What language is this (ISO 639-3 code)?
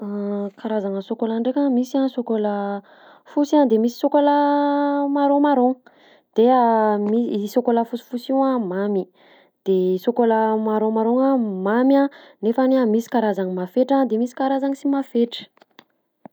bzc